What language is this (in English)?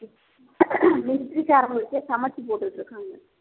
Tamil